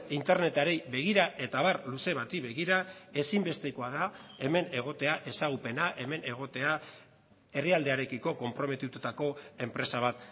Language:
Basque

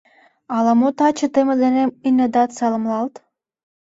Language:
Mari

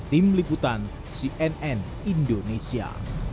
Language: Indonesian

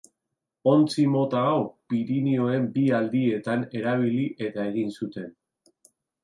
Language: Basque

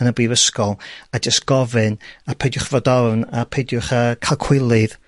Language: Welsh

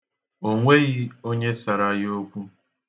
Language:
Igbo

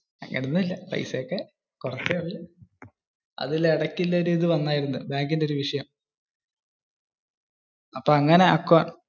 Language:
Malayalam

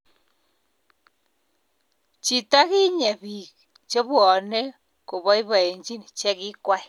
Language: Kalenjin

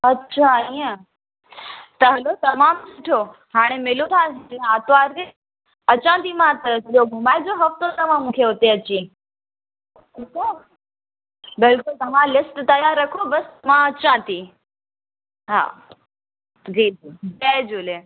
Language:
Sindhi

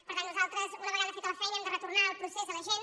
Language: Catalan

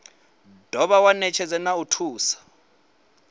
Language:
Venda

